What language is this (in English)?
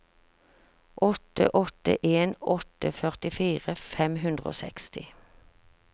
Norwegian